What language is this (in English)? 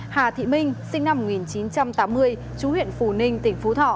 Vietnamese